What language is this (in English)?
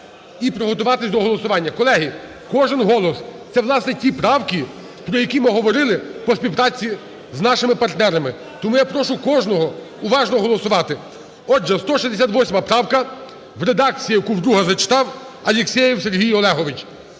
Ukrainian